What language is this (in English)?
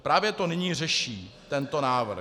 Czech